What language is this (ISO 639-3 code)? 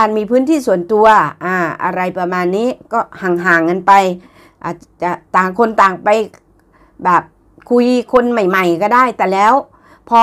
tha